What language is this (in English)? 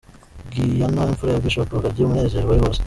Kinyarwanda